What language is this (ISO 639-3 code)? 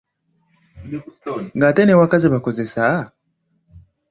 lug